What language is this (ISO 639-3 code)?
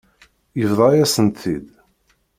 kab